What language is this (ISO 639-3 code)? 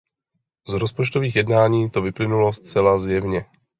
ces